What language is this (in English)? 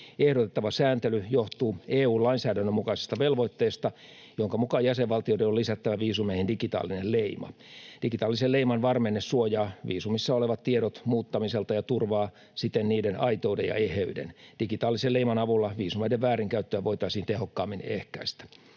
Finnish